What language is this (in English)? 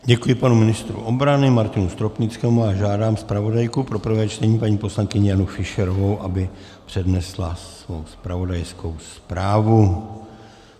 Czech